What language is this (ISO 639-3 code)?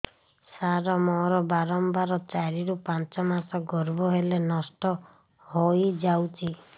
ori